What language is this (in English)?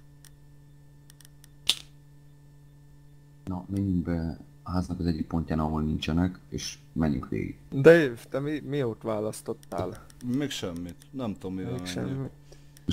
Hungarian